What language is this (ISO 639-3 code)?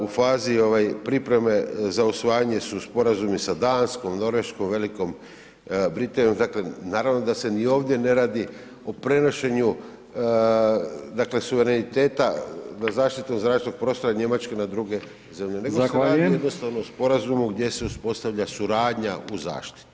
hrv